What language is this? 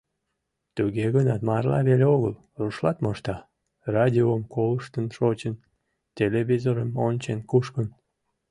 Mari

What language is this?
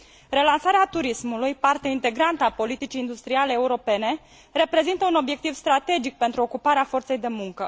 Romanian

